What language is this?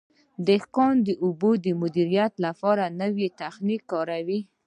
Pashto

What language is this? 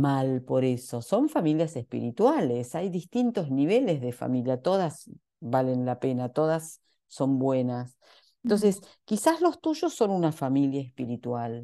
Spanish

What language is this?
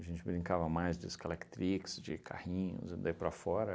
Portuguese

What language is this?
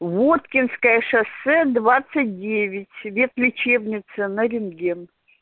Russian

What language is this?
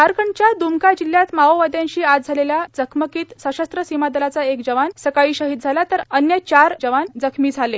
Marathi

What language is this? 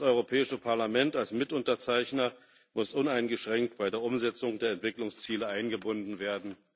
German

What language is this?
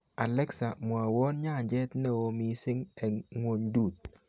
Kalenjin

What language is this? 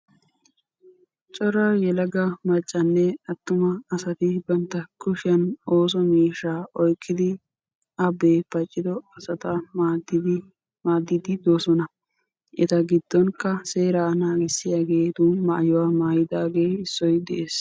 Wolaytta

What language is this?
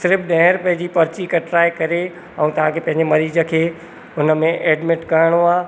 Sindhi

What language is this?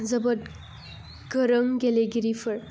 Bodo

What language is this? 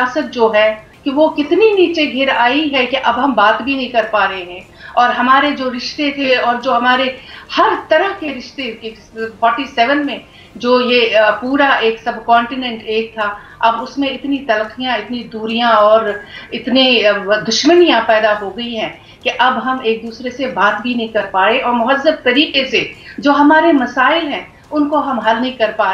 Hindi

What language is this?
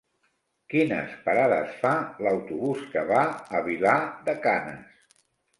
Catalan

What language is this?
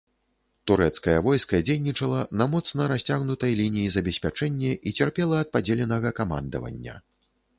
Belarusian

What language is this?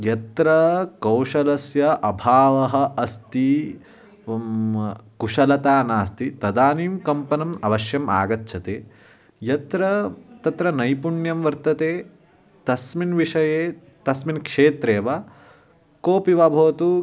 Sanskrit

